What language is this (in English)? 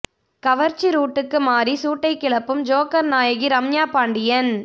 Tamil